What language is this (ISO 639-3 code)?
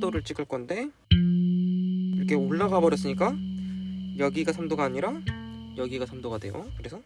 kor